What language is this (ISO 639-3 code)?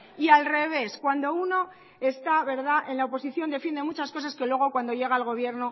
spa